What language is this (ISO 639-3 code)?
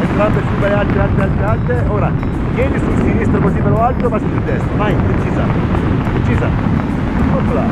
ita